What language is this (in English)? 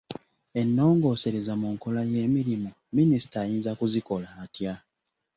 Ganda